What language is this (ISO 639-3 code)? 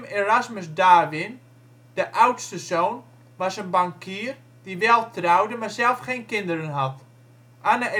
nld